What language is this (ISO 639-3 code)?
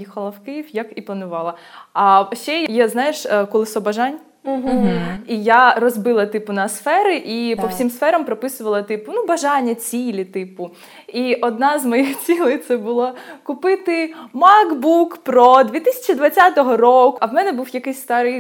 ukr